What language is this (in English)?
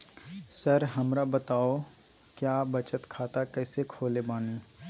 Magahi